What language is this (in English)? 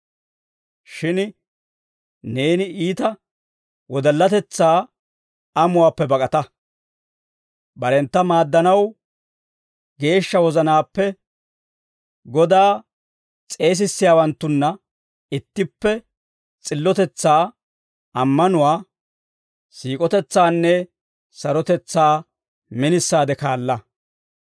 Dawro